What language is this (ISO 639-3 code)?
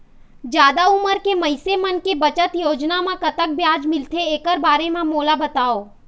hne